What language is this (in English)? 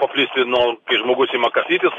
Lithuanian